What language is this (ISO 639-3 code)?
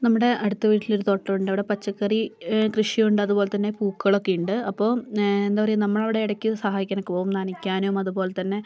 mal